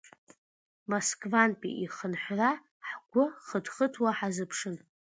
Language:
Abkhazian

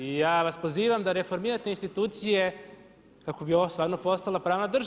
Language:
Croatian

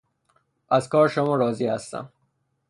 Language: Persian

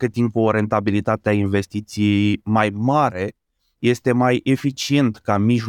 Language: Romanian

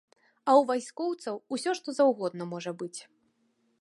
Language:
Belarusian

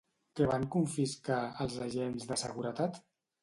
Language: Catalan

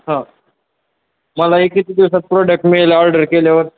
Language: Marathi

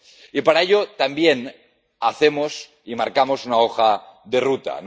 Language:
Spanish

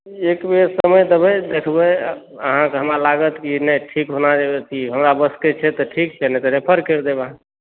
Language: Maithili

